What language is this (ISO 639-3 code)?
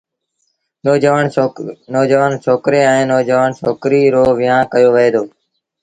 sbn